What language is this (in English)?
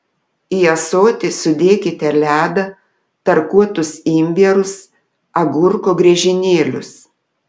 Lithuanian